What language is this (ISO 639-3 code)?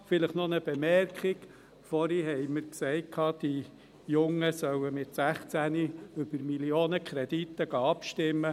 gsw